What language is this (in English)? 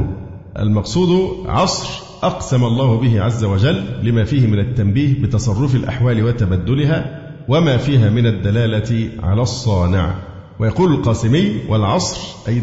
Arabic